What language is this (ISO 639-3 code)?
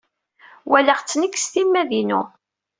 kab